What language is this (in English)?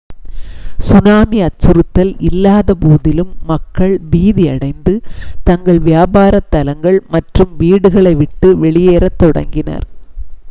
Tamil